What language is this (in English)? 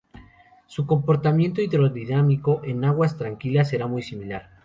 Spanish